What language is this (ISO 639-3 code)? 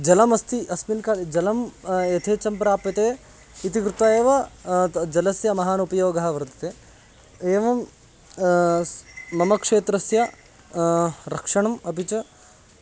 san